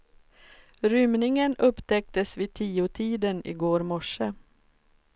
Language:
Swedish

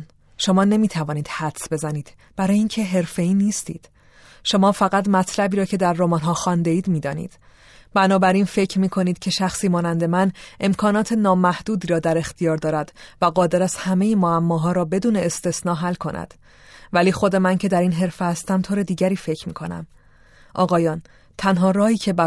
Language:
Persian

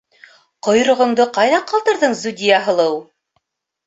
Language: Bashkir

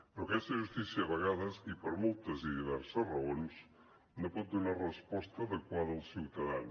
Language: Catalan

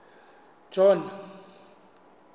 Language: Southern Sotho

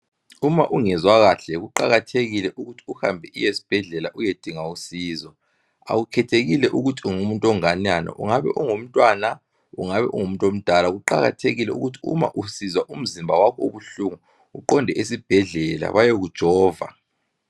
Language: North Ndebele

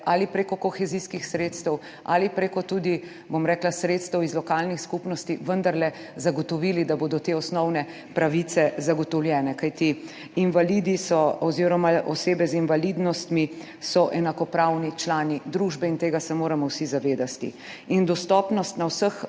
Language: Slovenian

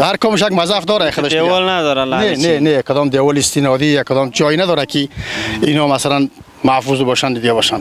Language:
Persian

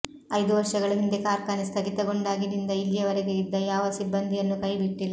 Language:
Kannada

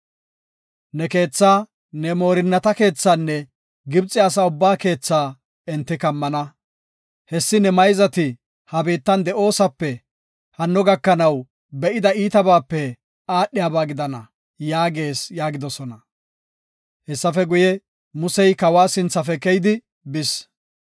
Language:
Gofa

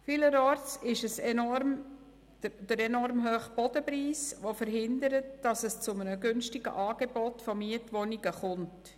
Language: Swiss German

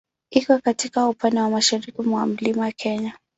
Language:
Swahili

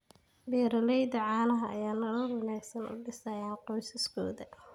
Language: Somali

